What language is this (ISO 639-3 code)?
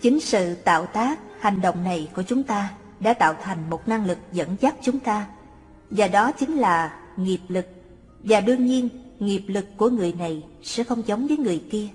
vie